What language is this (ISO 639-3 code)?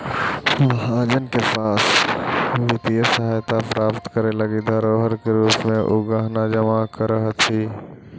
mag